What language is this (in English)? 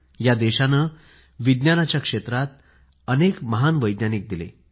Marathi